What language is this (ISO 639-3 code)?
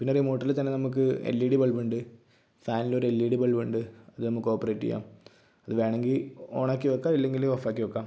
mal